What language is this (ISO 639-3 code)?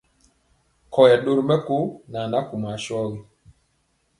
mcx